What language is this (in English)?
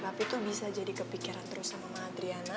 Indonesian